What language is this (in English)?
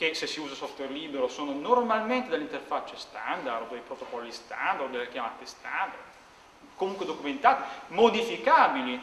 Italian